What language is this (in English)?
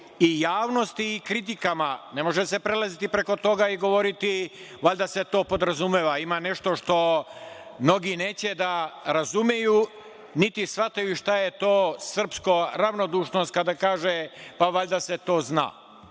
Serbian